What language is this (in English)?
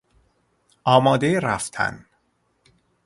Persian